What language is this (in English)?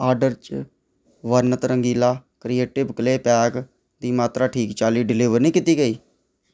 Dogri